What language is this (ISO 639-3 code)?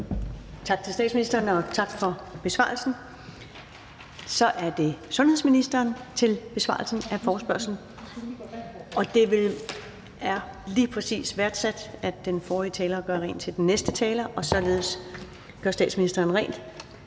dan